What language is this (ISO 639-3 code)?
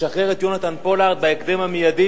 heb